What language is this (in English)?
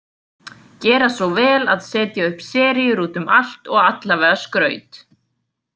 Icelandic